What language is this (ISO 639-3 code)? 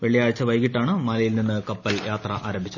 mal